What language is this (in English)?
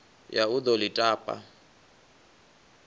Venda